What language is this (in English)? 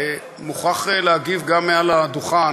Hebrew